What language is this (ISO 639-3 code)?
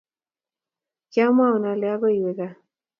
kln